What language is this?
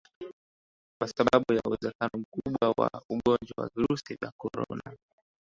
Swahili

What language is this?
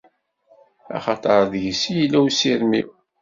Kabyle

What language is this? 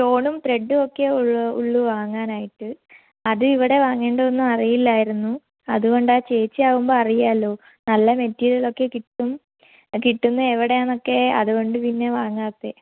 Malayalam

